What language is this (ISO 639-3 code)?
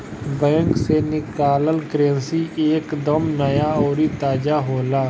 bho